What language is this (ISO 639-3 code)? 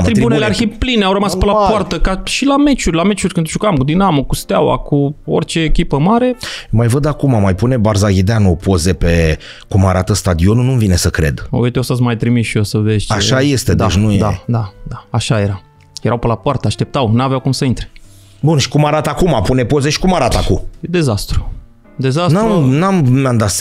ron